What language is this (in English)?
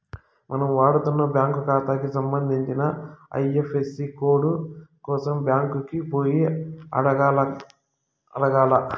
Telugu